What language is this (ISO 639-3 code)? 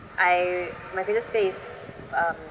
eng